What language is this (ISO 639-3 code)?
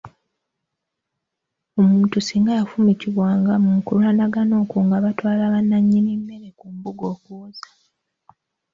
lug